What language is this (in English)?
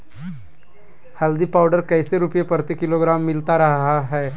Magahi